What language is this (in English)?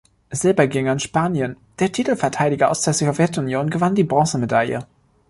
German